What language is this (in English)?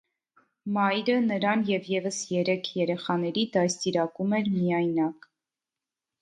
Armenian